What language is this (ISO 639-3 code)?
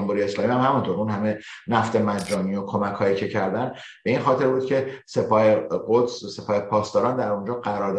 fas